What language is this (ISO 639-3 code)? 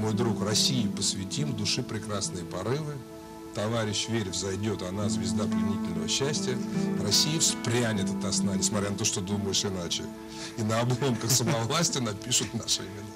deu